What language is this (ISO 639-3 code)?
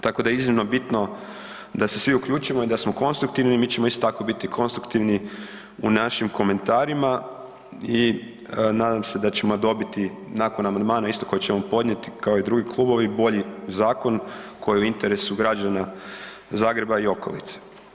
hrv